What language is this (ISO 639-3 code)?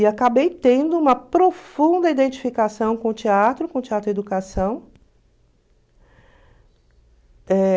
por